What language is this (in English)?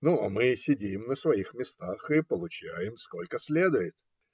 Russian